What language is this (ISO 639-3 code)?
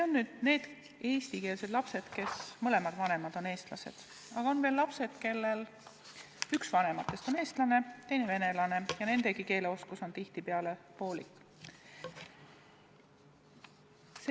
est